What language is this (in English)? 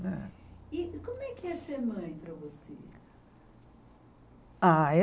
Portuguese